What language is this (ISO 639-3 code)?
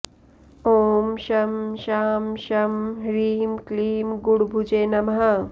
san